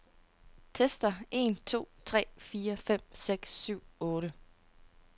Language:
Danish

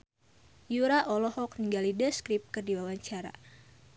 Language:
Sundanese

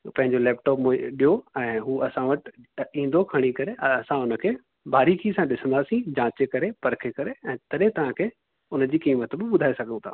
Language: Sindhi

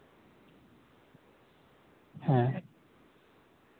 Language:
Santali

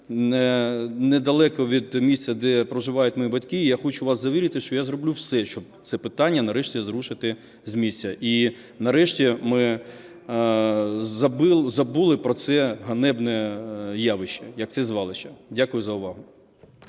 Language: Ukrainian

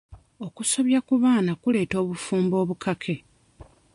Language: Ganda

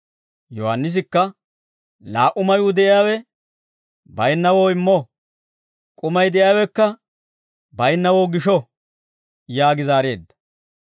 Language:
Dawro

